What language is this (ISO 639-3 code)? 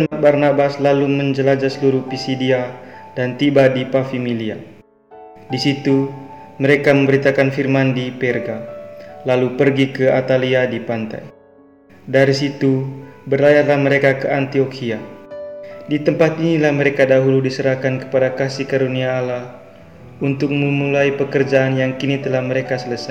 ind